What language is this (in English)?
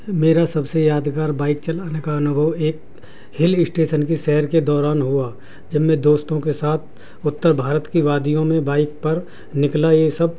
Urdu